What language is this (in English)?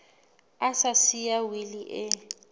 Southern Sotho